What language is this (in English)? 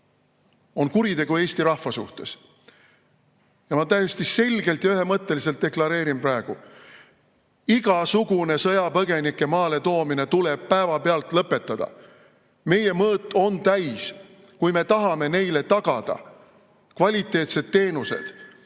Estonian